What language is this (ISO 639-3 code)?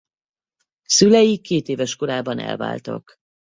hun